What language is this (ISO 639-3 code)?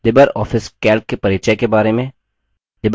hin